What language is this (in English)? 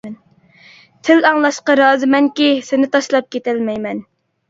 Uyghur